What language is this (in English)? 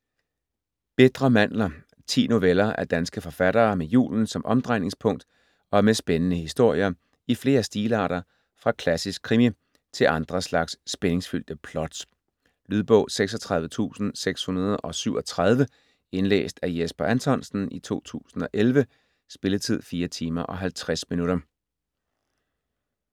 Danish